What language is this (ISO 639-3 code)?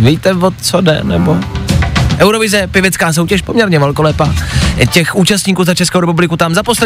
ces